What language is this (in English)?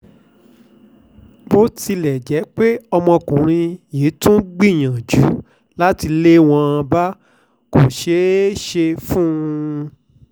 Yoruba